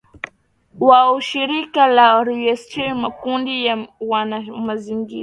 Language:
Swahili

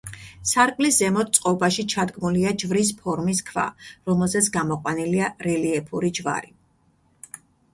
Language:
Georgian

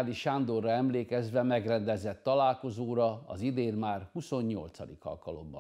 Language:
Hungarian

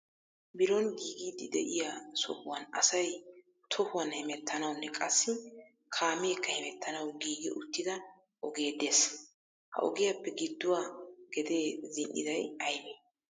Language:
Wolaytta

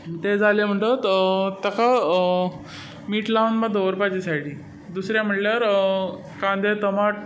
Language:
Konkani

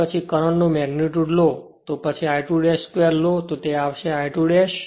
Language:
Gujarati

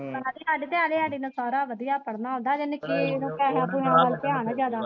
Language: Punjabi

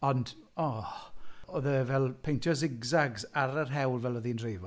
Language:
Welsh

